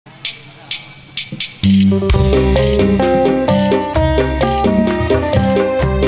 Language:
Indonesian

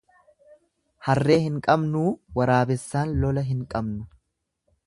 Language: Oromo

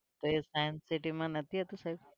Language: Gujarati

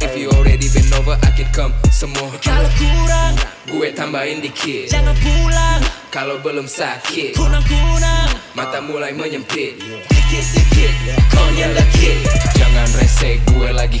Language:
Spanish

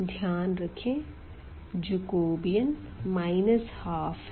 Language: Hindi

